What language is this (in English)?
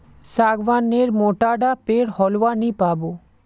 Magahi